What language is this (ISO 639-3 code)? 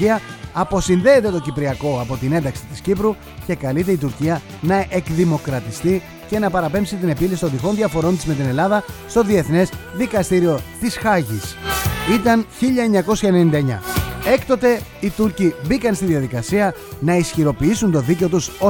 ell